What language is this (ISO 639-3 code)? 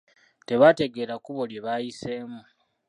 lug